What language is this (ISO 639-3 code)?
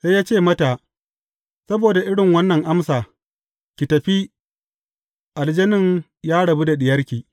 hau